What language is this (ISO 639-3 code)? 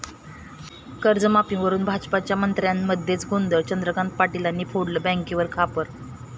mar